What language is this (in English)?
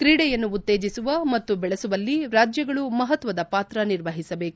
Kannada